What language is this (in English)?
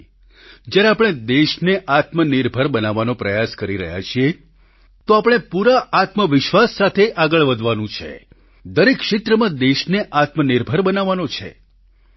Gujarati